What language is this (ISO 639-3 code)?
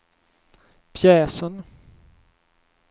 swe